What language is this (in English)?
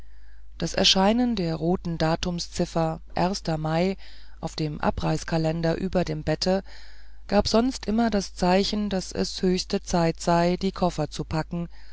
German